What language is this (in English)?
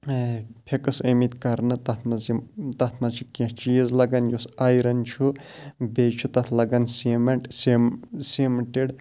Kashmiri